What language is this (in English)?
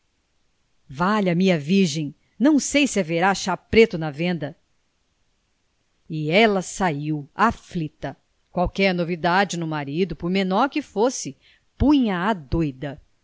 Portuguese